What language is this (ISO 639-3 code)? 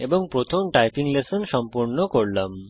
ben